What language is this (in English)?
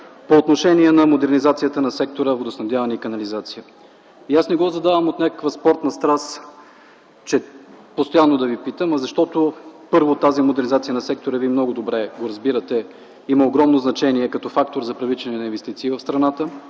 Bulgarian